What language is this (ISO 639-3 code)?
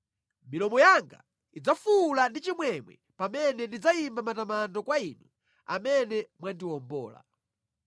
nya